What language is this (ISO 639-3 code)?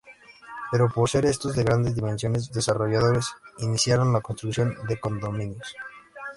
spa